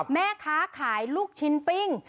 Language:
Thai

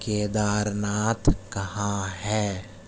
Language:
Urdu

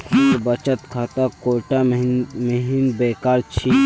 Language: Magahi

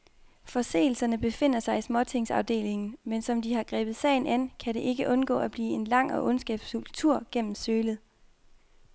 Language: Danish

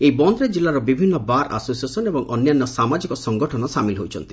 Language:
Odia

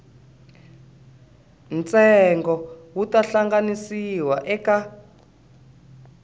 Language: Tsonga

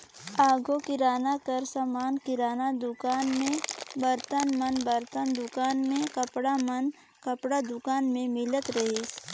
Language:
Chhattisgarhi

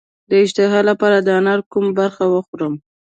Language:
Pashto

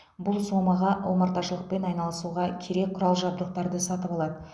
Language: Kazakh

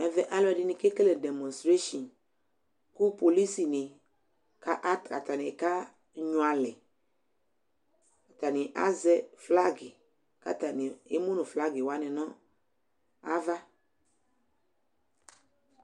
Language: Ikposo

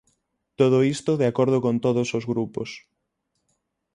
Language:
Galician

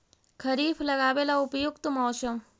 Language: Magahi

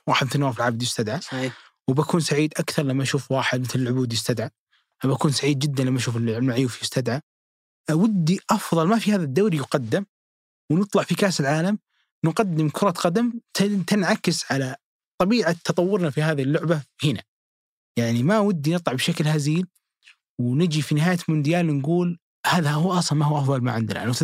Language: Arabic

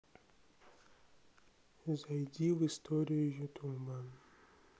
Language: Russian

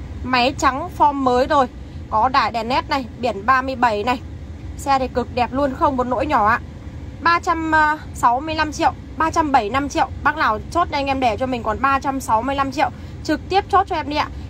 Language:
Vietnamese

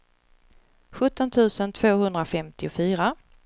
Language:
Swedish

